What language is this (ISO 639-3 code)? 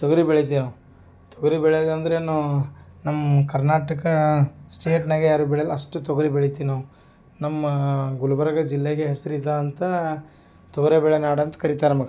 kan